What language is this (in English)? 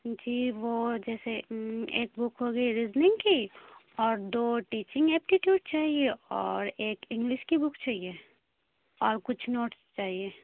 Urdu